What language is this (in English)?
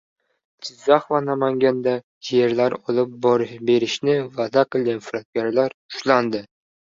Uzbek